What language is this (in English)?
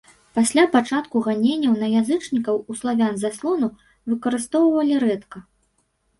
Belarusian